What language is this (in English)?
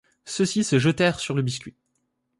French